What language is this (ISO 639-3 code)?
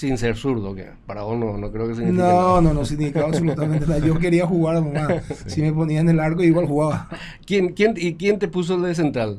spa